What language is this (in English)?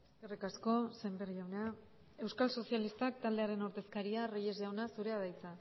Basque